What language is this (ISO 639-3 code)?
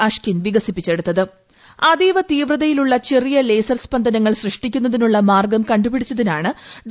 mal